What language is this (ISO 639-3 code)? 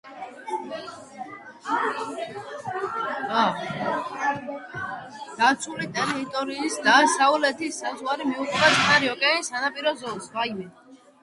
kat